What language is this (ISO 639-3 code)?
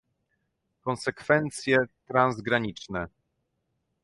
pol